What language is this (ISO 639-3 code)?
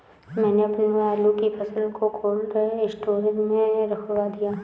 hin